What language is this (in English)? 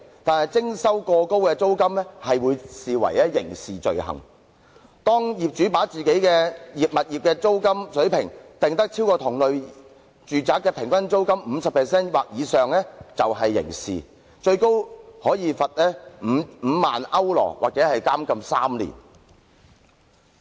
Cantonese